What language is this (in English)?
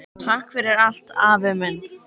Icelandic